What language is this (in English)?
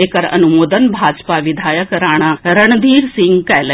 Maithili